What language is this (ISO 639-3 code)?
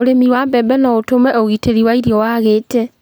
kik